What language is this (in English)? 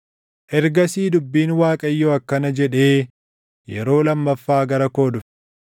Oromo